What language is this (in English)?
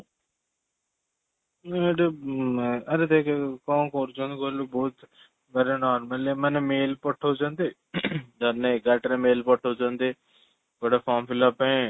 Odia